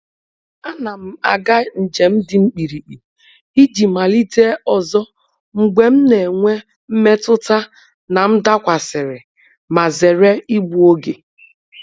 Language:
Igbo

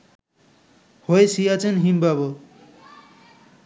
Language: Bangla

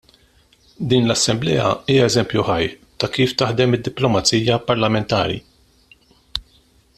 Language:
Maltese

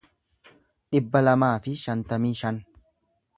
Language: Oromo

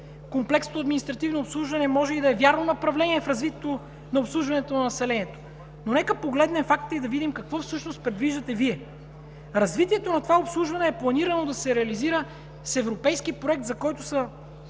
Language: Bulgarian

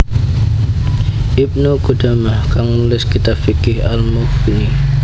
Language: Javanese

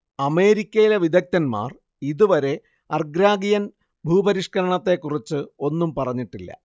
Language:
Malayalam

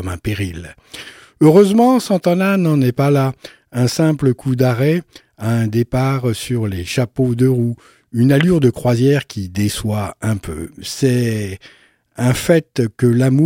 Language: French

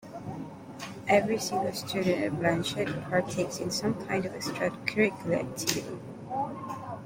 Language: English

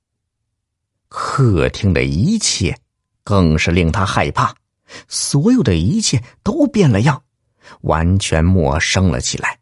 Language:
Chinese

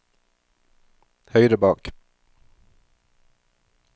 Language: Norwegian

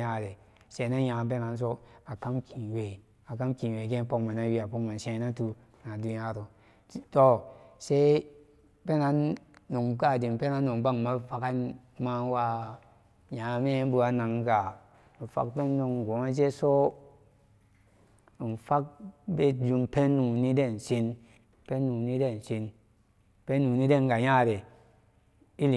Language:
Samba Daka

